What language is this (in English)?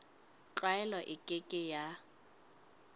Southern Sotho